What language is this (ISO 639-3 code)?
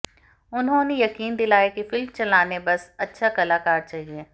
hin